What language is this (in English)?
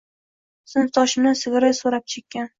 Uzbek